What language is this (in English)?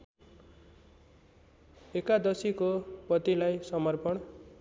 Nepali